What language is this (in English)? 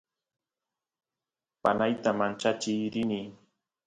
Santiago del Estero Quichua